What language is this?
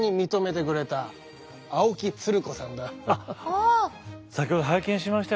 Japanese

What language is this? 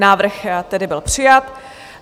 Czech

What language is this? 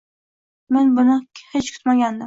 Uzbek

